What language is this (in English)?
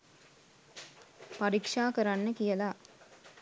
Sinhala